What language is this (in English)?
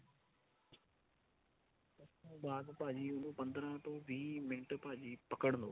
Punjabi